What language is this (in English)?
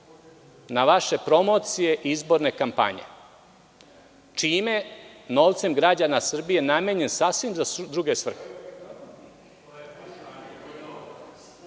Serbian